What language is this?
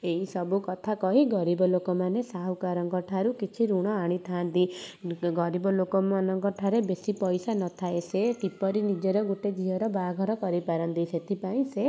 Odia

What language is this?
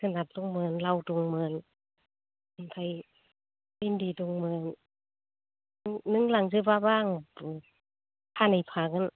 Bodo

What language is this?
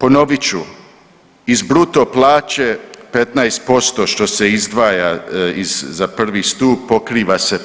Croatian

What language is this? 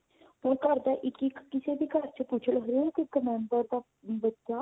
Punjabi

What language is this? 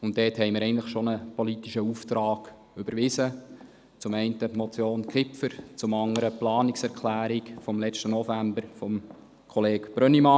Swiss German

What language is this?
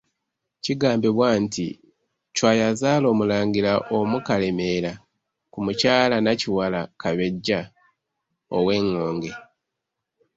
Ganda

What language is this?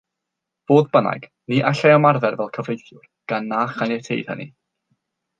Welsh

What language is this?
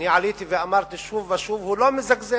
Hebrew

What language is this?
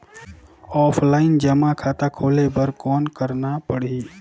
Chhattisgarhi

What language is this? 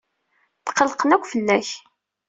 Kabyle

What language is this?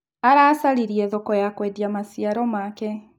Kikuyu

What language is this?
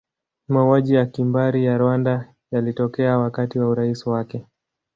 Swahili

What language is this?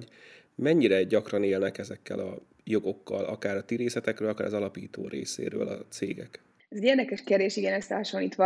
Hungarian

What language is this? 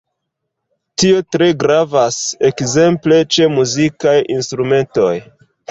Esperanto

